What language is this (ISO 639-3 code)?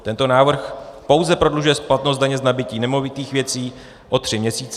ces